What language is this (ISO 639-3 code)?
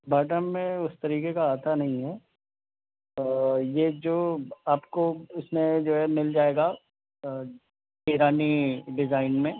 urd